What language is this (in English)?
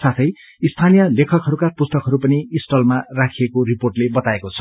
Nepali